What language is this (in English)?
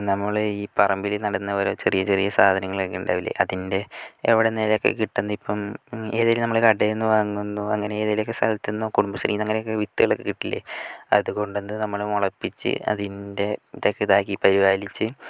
Malayalam